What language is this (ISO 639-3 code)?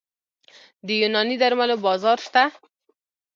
pus